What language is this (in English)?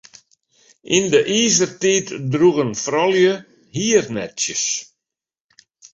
Western Frisian